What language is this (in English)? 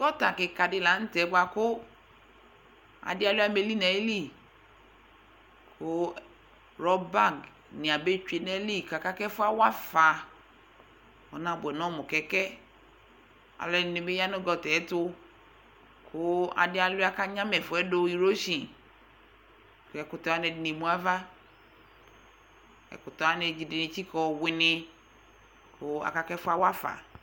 Ikposo